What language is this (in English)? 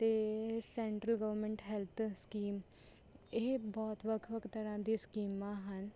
Punjabi